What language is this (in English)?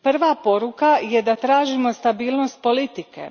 Croatian